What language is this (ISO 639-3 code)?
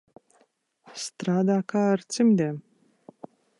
lav